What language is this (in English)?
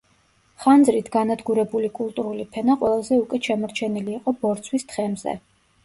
Georgian